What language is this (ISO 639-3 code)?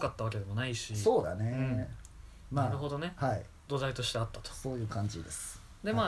jpn